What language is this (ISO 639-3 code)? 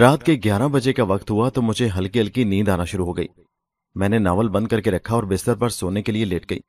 urd